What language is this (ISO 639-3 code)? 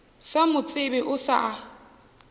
nso